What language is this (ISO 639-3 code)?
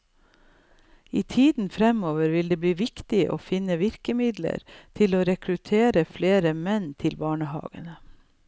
nor